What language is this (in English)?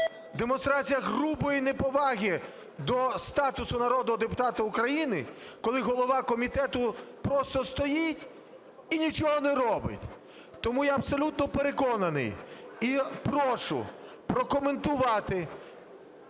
Ukrainian